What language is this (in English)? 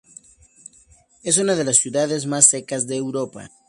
Spanish